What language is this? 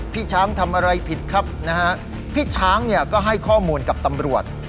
Thai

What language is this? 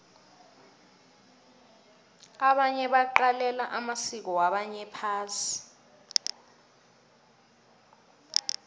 South Ndebele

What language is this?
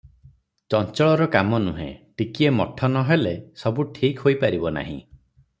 Odia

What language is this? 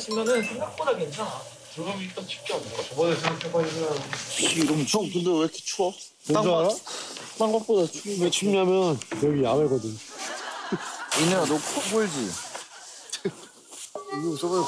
Korean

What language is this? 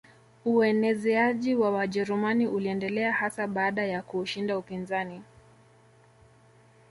Swahili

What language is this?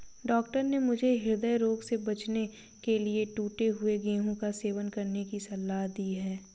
Hindi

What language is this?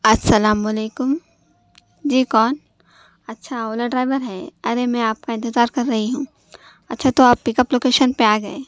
Urdu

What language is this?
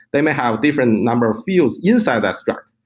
English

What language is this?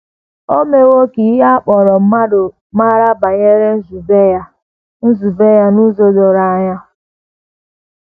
Igbo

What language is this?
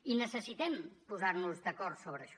Catalan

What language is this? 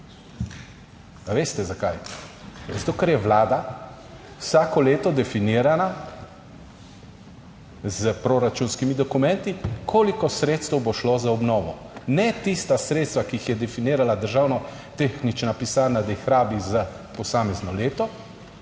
Slovenian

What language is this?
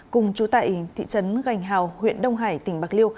Vietnamese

